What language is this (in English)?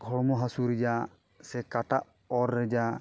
Santali